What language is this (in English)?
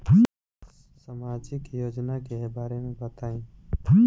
Bhojpuri